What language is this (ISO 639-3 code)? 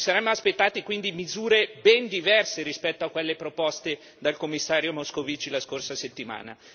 ita